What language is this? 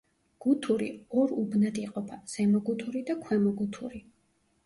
Georgian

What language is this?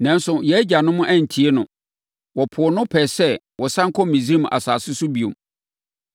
Akan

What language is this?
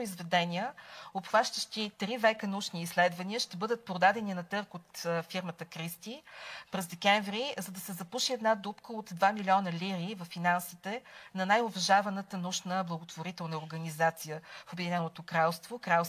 Bulgarian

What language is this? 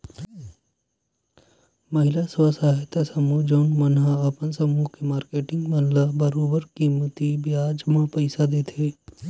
Chhattisgarhi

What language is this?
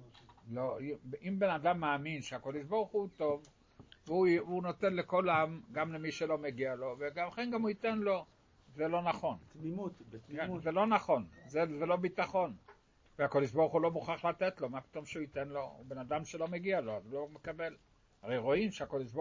Hebrew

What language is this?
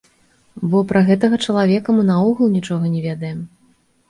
Belarusian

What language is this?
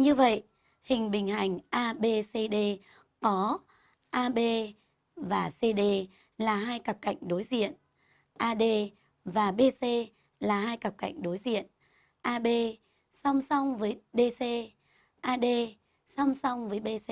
Vietnamese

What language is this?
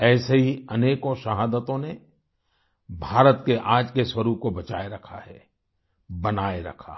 Hindi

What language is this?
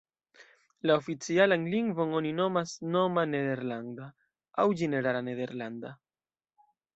Esperanto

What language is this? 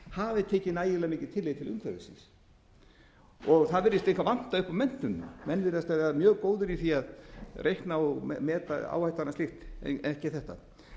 Icelandic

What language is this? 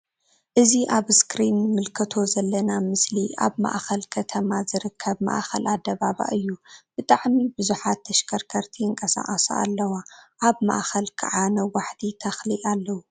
Tigrinya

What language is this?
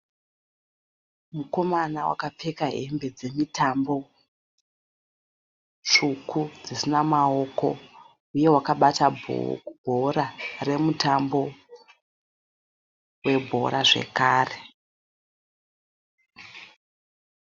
Shona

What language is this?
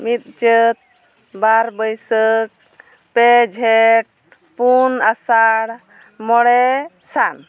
Santali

